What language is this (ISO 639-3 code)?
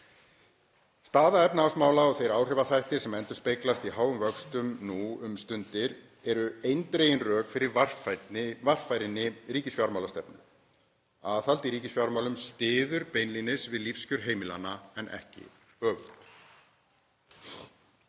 isl